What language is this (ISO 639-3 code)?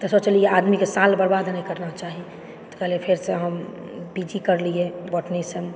mai